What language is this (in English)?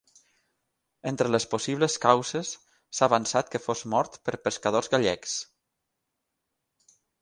Catalan